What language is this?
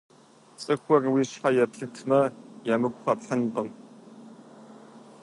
Kabardian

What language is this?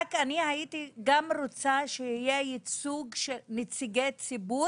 Hebrew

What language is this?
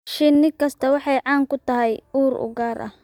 Somali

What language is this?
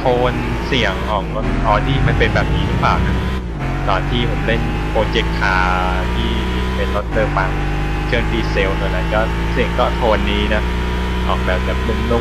Thai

